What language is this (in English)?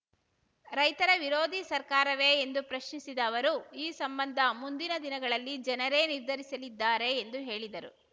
Kannada